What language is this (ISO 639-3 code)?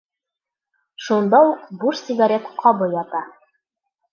bak